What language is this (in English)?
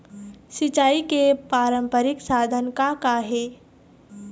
Chhattisgarhi